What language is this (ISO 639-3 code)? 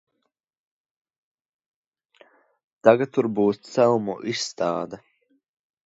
lav